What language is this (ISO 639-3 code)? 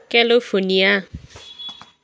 nep